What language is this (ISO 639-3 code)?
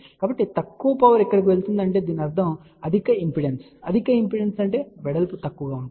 tel